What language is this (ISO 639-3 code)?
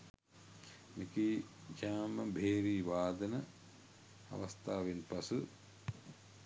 sin